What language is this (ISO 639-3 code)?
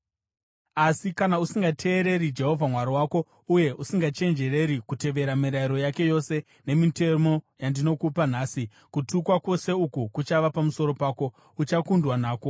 sna